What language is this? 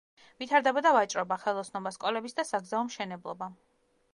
Georgian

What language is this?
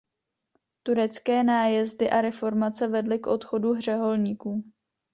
Czech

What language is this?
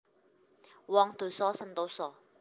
Javanese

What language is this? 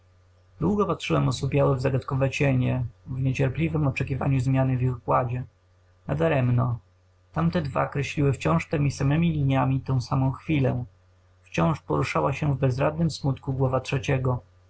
Polish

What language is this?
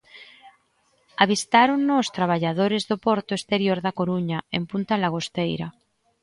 Galician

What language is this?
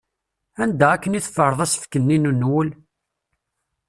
Kabyle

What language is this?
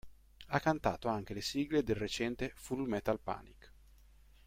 Italian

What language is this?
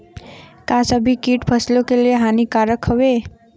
Bhojpuri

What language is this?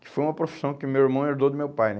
Portuguese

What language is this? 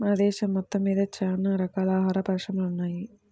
Telugu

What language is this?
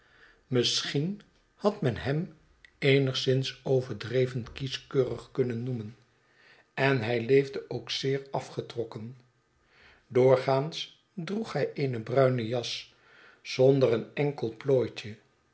Dutch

